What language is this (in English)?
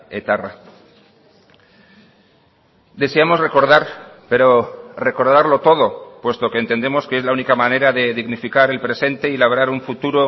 Spanish